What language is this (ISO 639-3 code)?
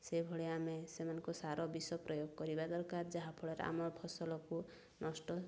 ori